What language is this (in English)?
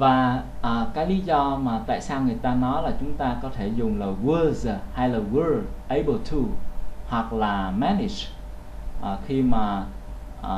Vietnamese